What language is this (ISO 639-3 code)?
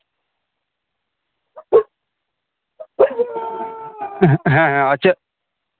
sat